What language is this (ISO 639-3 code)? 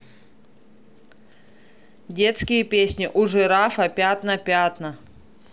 rus